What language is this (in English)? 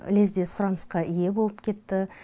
Kazakh